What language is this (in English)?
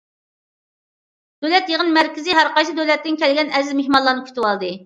Uyghur